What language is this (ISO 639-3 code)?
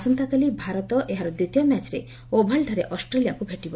ori